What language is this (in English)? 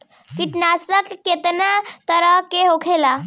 Bhojpuri